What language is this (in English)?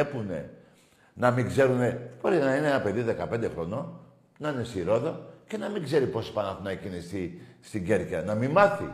Greek